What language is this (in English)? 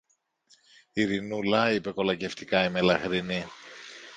Greek